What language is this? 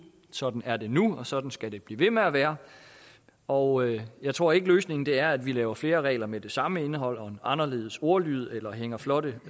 Danish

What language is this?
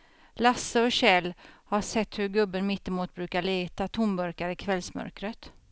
Swedish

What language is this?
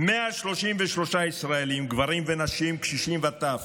Hebrew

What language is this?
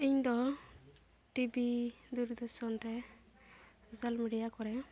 Santali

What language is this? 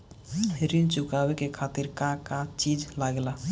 Bhojpuri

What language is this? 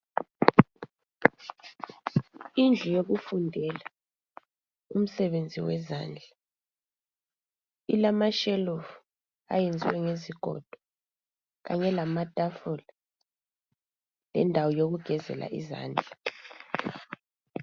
North Ndebele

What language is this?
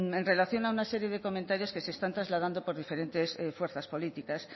Spanish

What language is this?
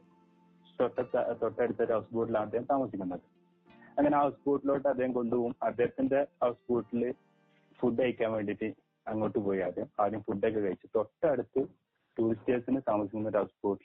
Malayalam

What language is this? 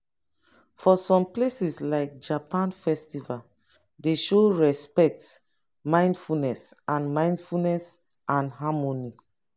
Nigerian Pidgin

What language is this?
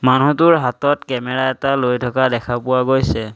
Assamese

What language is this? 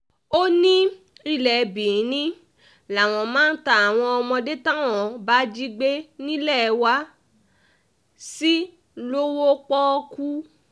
Yoruba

